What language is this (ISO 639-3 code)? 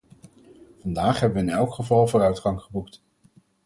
nld